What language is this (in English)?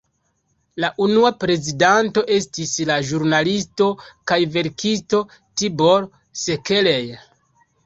Esperanto